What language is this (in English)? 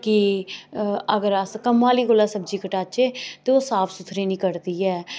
Dogri